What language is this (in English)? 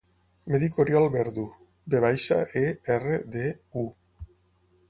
Catalan